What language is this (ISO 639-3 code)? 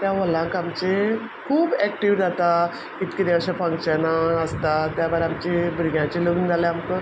kok